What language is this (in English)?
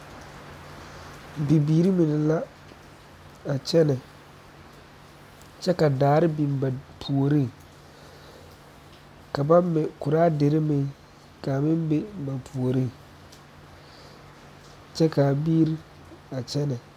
Southern Dagaare